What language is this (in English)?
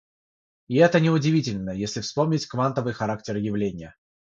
Russian